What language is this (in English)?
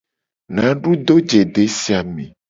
Gen